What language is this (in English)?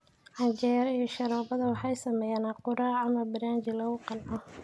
Somali